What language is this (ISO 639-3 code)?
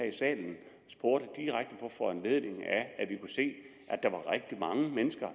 dan